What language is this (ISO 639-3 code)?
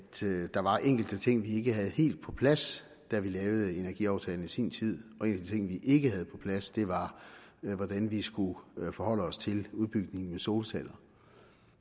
dan